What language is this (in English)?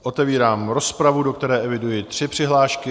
Czech